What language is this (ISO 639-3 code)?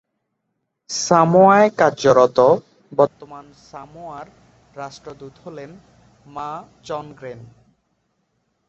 ben